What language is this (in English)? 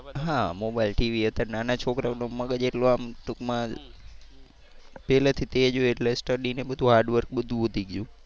Gujarati